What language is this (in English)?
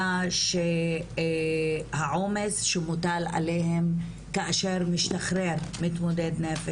Hebrew